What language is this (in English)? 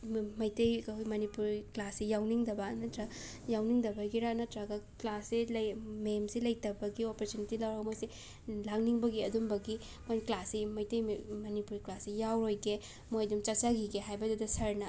Manipuri